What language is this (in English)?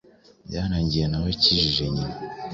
Kinyarwanda